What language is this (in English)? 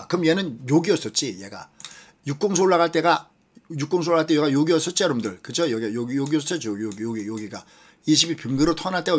Korean